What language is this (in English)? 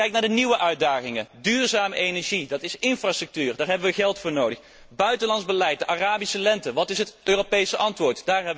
Dutch